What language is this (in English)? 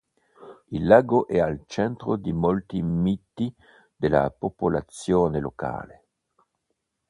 Italian